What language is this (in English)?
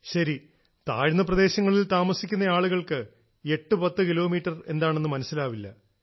Malayalam